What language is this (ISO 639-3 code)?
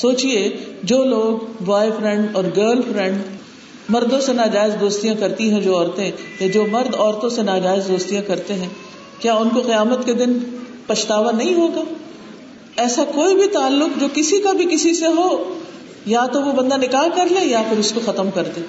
urd